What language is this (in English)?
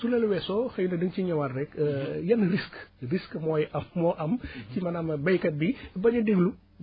Wolof